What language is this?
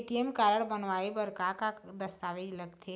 Chhattisgarhi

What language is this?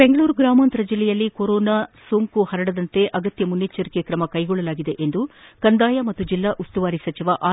Kannada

